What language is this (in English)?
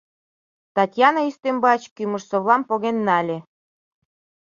Mari